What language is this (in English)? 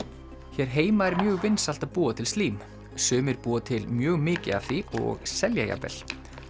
Icelandic